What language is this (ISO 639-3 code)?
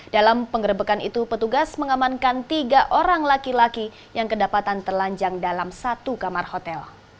ind